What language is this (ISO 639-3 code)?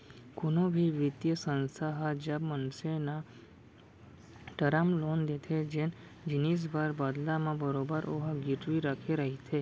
hne